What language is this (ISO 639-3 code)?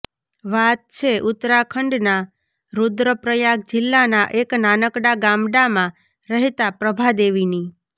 guj